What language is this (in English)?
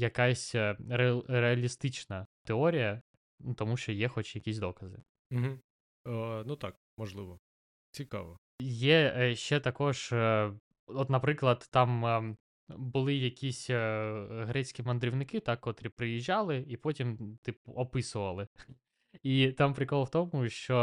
Ukrainian